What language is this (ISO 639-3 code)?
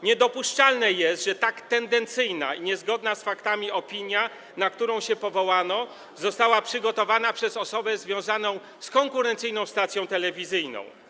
pol